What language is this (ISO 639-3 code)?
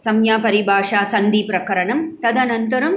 san